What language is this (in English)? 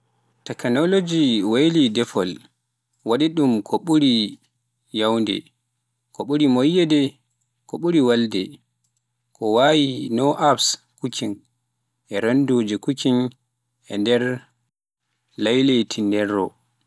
Pular